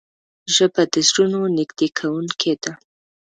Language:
Pashto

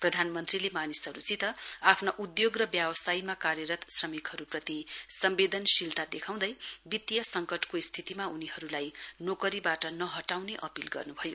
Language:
Nepali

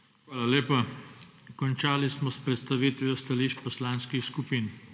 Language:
Slovenian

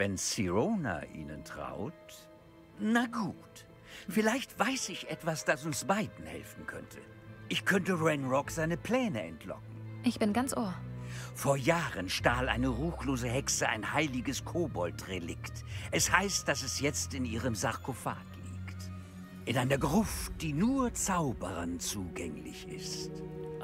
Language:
German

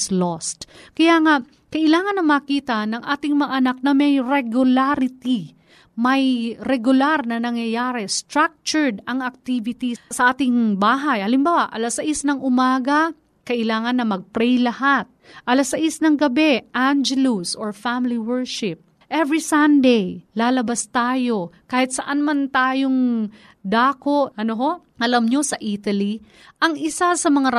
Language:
Filipino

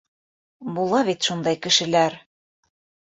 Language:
Bashkir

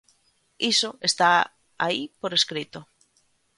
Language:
Galician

